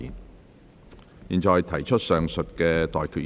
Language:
Cantonese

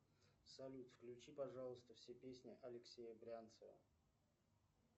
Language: Russian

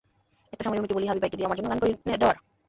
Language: Bangla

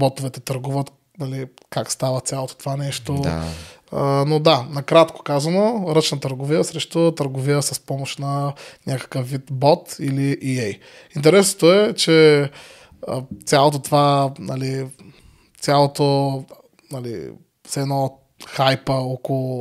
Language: Bulgarian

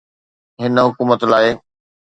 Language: Sindhi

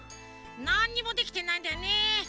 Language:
Japanese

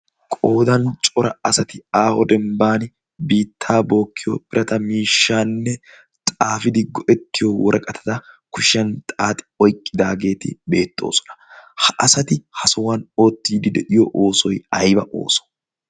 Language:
Wolaytta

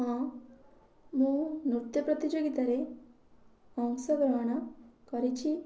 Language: Odia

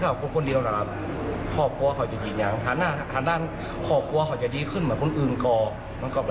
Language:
Thai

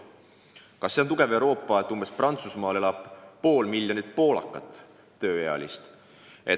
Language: Estonian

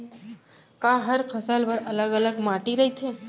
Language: Chhattisgarhi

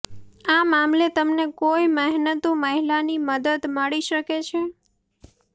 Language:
Gujarati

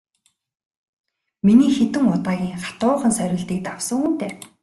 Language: Mongolian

